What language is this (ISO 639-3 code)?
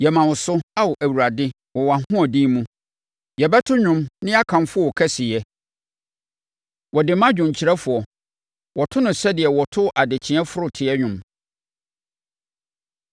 aka